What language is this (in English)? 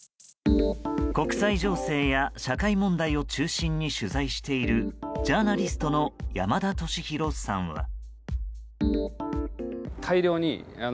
Japanese